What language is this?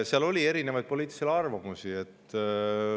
Estonian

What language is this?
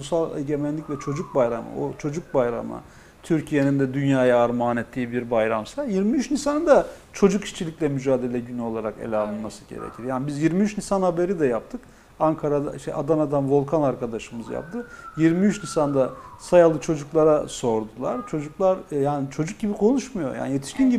Turkish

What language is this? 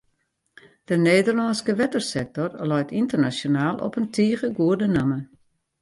Western Frisian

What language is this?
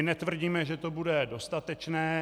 Czech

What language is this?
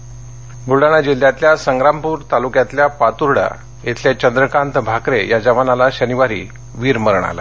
Marathi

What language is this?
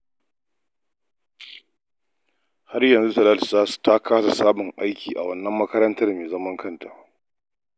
Hausa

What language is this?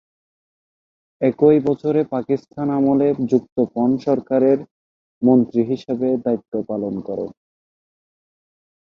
Bangla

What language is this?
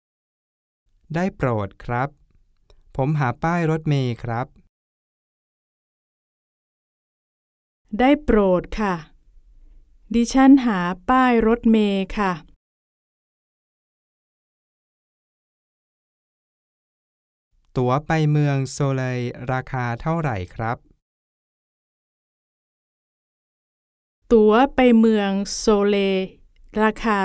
Thai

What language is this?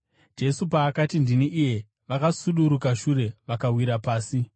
Shona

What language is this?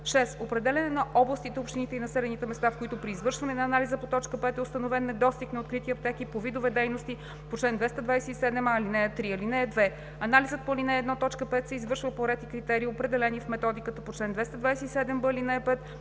Bulgarian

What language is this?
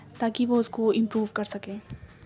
Urdu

